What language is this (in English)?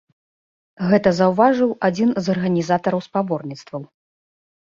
Belarusian